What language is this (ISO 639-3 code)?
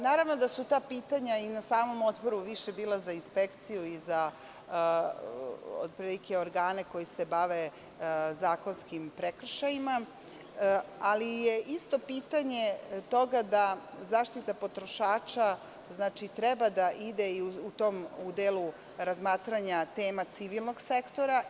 srp